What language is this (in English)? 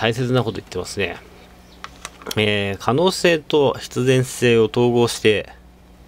Japanese